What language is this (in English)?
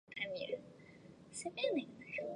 Chinese